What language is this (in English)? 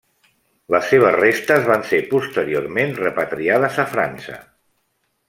Catalan